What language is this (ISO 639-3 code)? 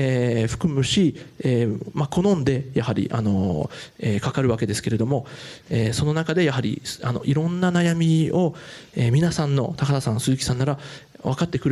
jpn